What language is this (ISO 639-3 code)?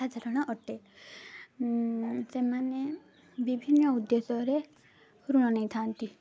ori